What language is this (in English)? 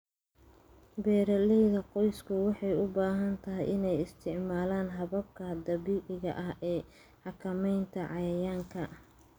Somali